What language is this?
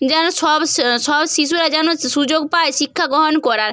Bangla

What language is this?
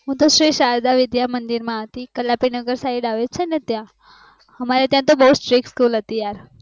Gujarati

